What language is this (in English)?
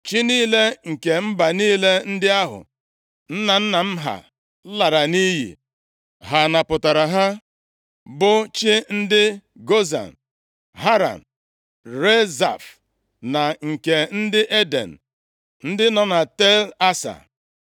Igbo